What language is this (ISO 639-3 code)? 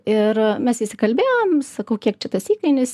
lit